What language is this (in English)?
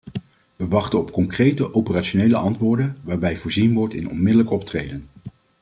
Dutch